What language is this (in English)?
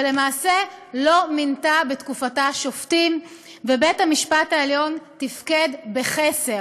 Hebrew